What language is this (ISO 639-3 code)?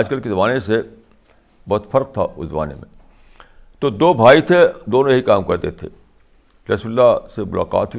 urd